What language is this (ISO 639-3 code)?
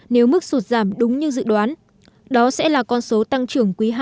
vie